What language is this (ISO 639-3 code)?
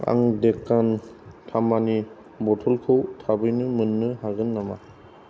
brx